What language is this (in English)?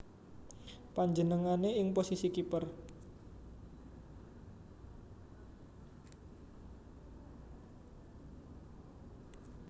Javanese